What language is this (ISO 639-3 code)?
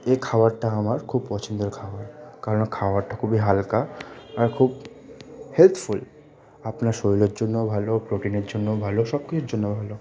ben